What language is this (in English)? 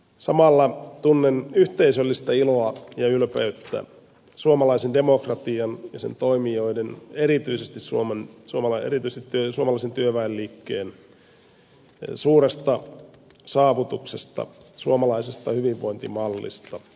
Finnish